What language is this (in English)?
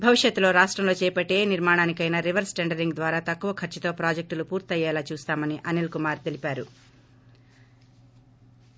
Telugu